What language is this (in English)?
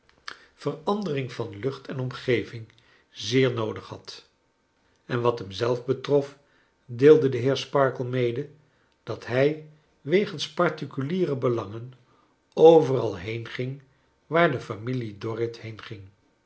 Dutch